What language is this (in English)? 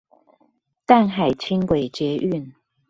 Chinese